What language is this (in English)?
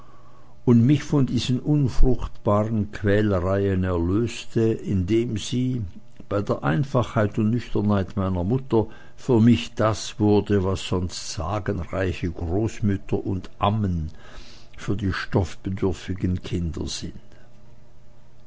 German